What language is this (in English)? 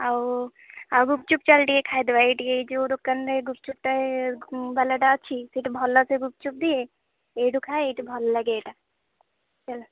Odia